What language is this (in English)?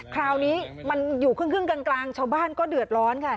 Thai